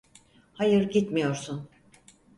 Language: Turkish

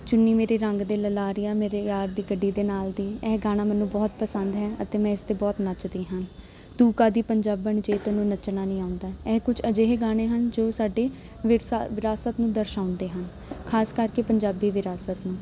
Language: Punjabi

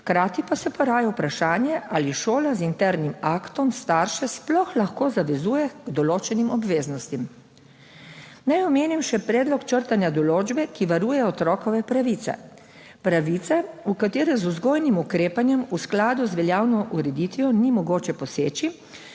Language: Slovenian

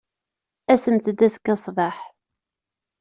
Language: Kabyle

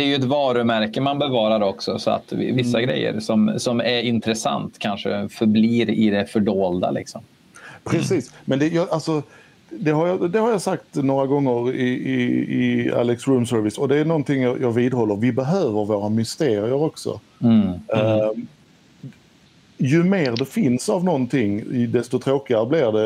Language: Swedish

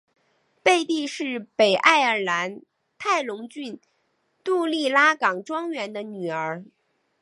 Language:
Chinese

